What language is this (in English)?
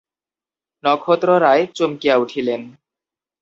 Bangla